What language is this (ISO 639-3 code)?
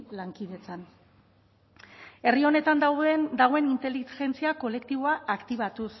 eus